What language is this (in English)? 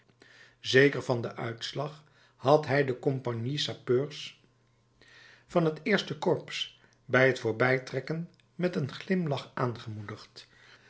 Dutch